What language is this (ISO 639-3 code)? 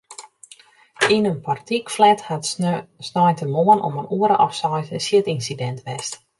fry